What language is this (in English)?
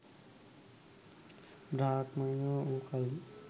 Sinhala